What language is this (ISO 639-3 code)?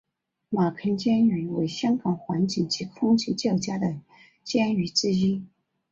zho